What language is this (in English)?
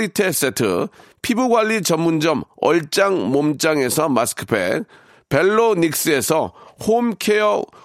Korean